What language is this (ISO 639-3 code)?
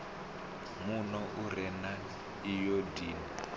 ven